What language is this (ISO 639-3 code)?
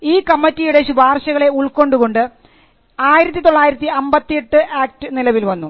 mal